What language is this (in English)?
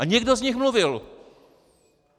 Czech